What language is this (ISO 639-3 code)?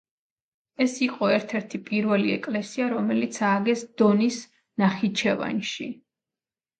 kat